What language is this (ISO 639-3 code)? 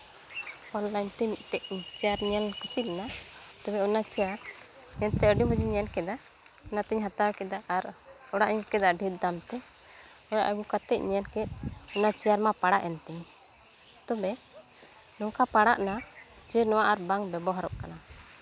sat